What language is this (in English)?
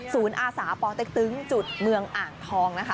Thai